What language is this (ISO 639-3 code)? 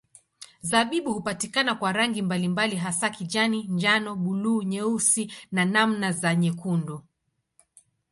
swa